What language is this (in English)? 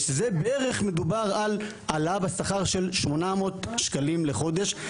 Hebrew